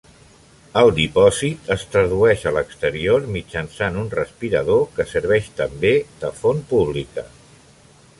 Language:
Catalan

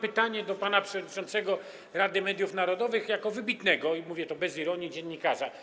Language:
Polish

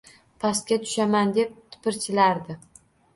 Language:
Uzbek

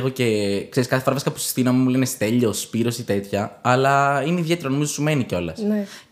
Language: Greek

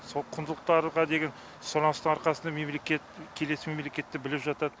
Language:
Kazakh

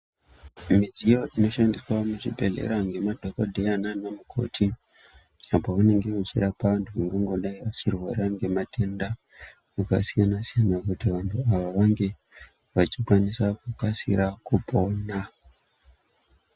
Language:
Ndau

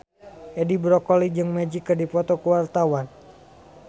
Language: Sundanese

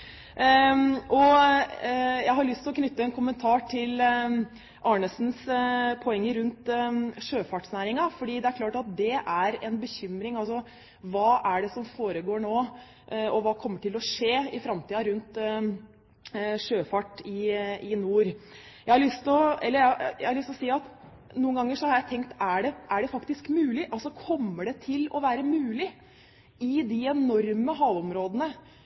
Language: Norwegian Bokmål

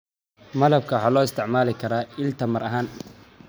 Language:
Somali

